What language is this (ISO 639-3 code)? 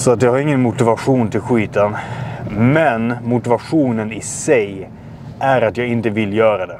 swe